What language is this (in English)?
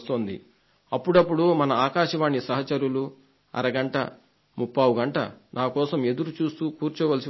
Telugu